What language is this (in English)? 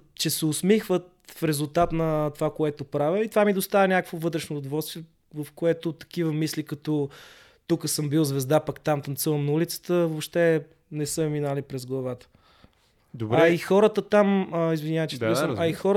Bulgarian